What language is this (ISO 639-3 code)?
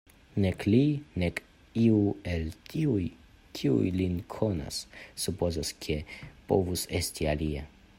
epo